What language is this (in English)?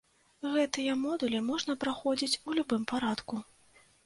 Belarusian